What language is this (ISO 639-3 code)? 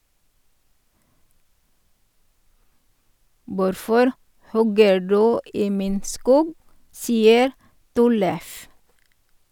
nor